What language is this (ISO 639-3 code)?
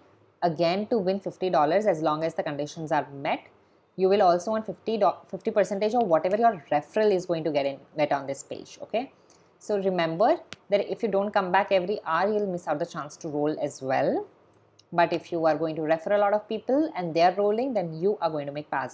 eng